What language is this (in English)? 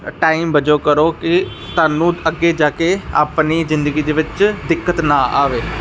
Punjabi